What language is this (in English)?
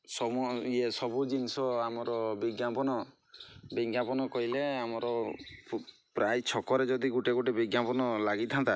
Odia